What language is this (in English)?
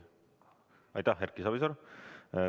Estonian